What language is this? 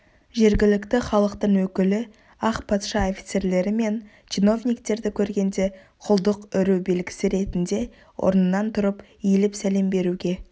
Kazakh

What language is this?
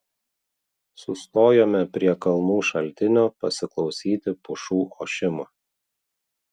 Lithuanian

